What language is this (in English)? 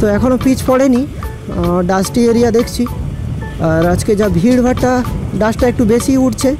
Hindi